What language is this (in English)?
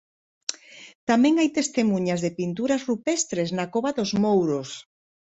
Galician